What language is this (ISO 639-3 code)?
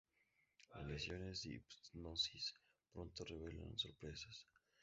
spa